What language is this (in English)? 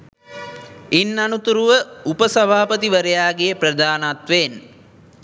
Sinhala